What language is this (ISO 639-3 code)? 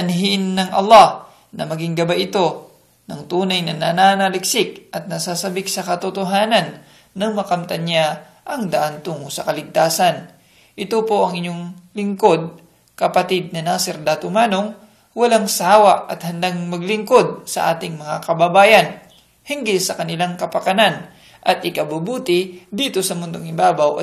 fil